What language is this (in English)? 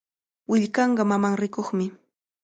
Cajatambo North Lima Quechua